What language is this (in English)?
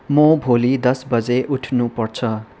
Nepali